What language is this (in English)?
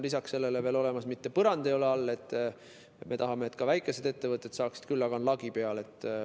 Estonian